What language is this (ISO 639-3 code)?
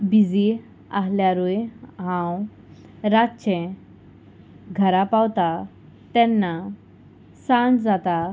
kok